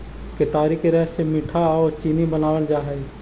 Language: Magahi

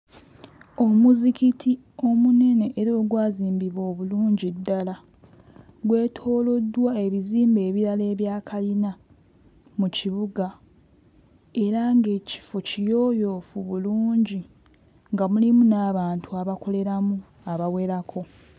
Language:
Ganda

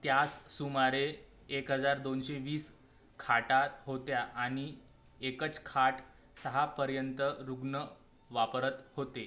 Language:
Marathi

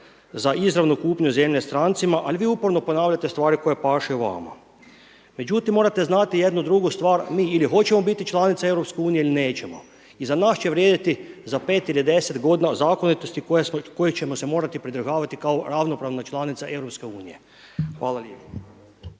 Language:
Croatian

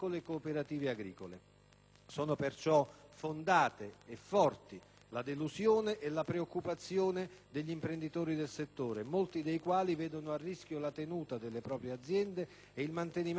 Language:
Italian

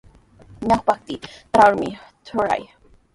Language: Sihuas Ancash Quechua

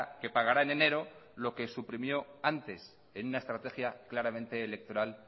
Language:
Spanish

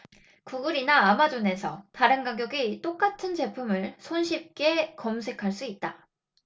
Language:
Korean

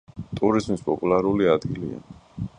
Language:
Georgian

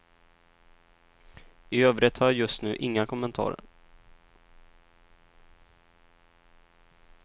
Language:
Swedish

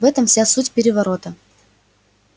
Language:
Russian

